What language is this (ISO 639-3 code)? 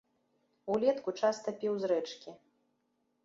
bel